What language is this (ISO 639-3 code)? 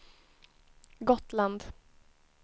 swe